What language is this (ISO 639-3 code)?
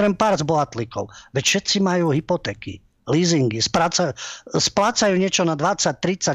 slk